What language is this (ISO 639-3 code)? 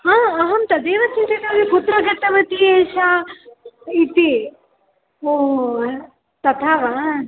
san